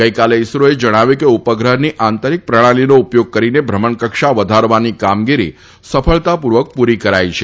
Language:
Gujarati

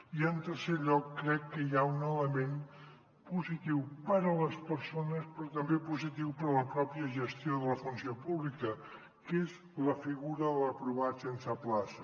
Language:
Catalan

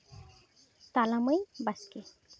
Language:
Santali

